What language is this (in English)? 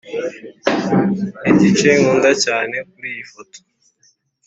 Kinyarwanda